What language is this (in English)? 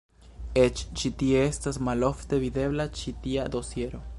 Esperanto